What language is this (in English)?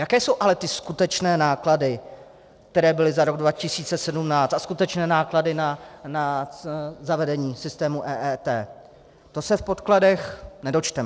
Czech